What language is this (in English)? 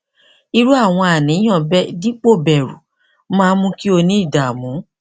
Yoruba